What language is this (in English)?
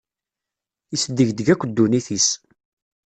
Kabyle